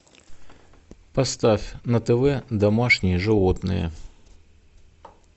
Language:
Russian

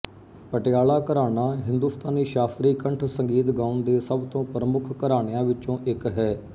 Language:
Punjabi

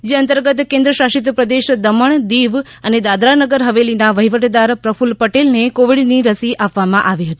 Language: Gujarati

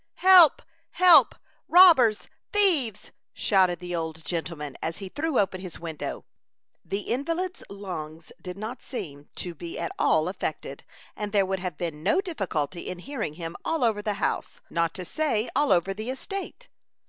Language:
English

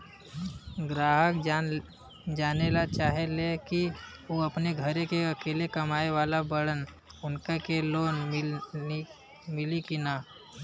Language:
Bhojpuri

